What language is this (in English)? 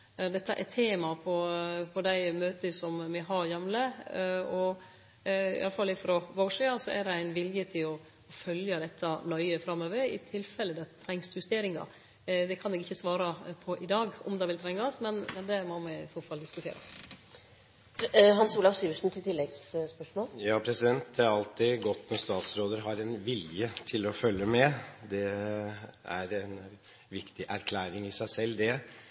Norwegian